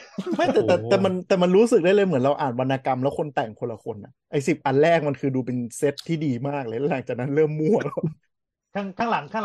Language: Thai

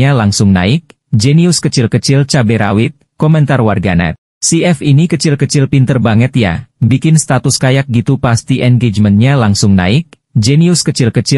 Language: Indonesian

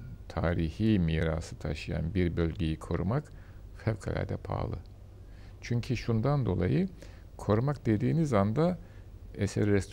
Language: Turkish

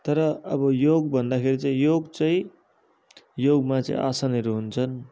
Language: Nepali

